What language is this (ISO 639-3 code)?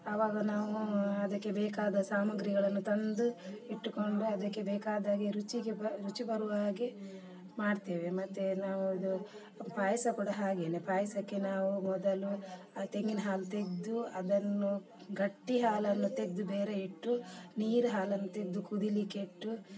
kan